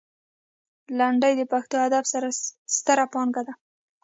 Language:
Pashto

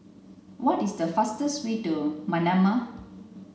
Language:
English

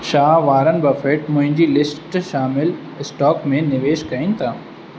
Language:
Sindhi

